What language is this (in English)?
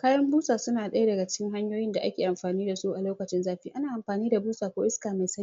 Hausa